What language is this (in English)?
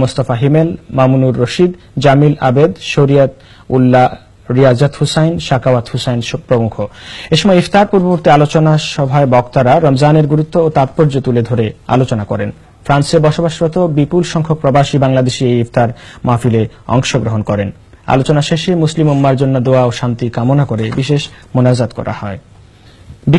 Turkish